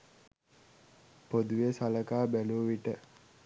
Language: Sinhala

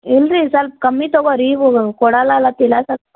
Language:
Kannada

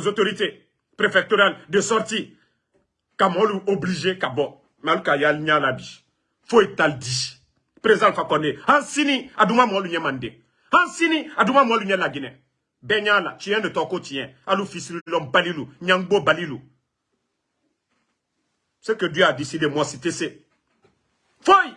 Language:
French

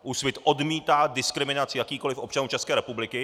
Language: Czech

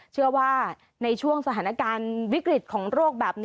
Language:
Thai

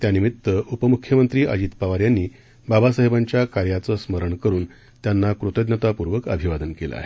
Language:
Marathi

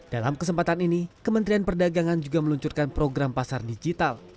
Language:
Indonesian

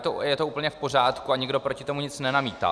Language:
Czech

